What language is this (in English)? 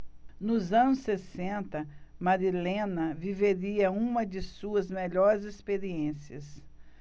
Portuguese